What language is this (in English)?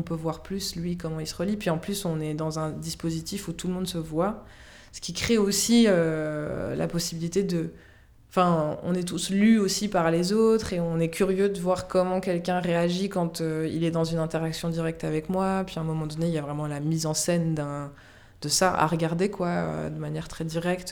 French